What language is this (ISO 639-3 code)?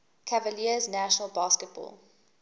eng